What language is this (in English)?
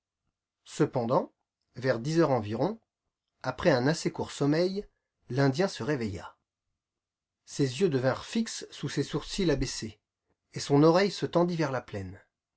French